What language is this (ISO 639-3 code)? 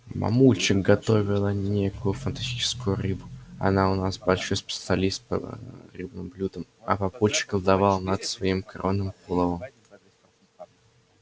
rus